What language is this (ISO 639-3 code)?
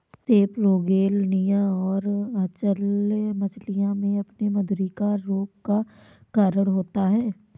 hin